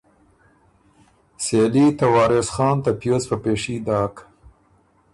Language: Ormuri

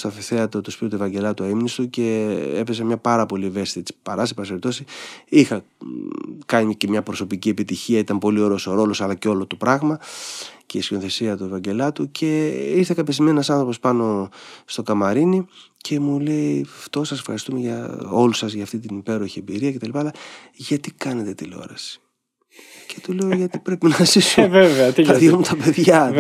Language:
Greek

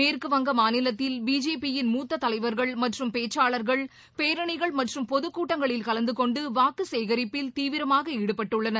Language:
Tamil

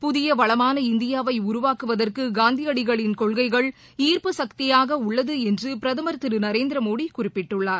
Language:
Tamil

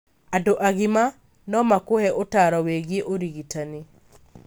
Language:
Kikuyu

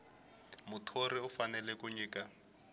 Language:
Tsonga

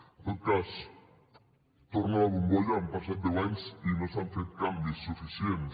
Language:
Catalan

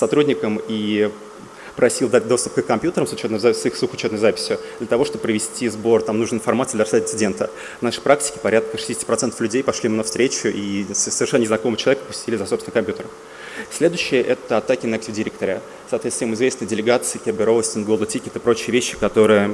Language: Russian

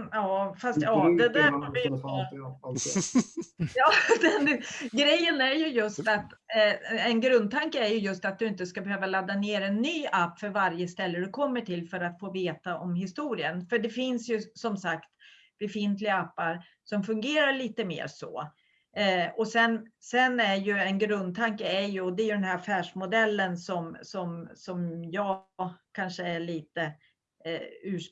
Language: Swedish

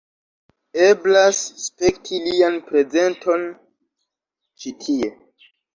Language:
Esperanto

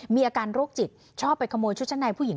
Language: Thai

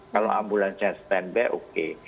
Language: Indonesian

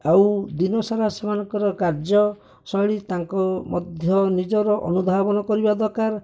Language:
Odia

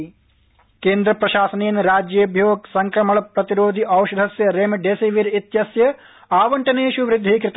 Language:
Sanskrit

